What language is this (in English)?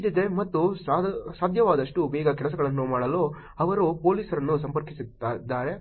Kannada